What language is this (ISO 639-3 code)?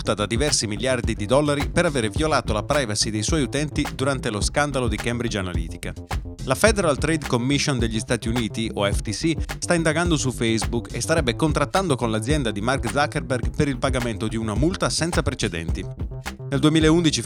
ita